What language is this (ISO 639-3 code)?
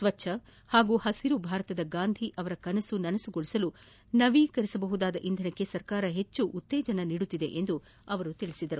kan